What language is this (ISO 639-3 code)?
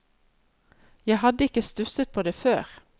nor